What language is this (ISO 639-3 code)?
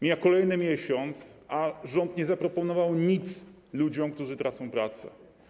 pol